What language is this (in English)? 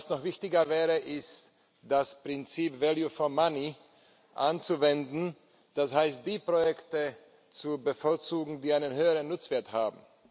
German